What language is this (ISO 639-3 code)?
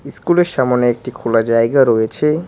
ben